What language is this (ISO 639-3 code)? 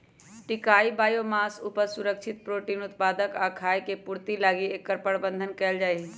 mag